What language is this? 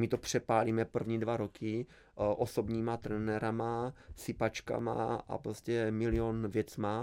Czech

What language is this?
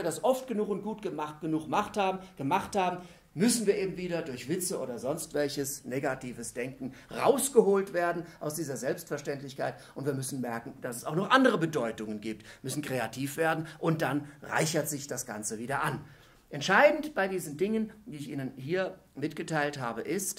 German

